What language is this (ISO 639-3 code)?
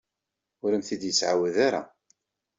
kab